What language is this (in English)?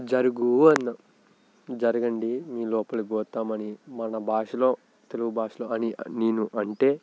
Telugu